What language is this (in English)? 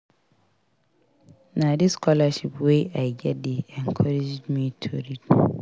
Nigerian Pidgin